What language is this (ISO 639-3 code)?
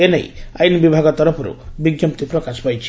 ori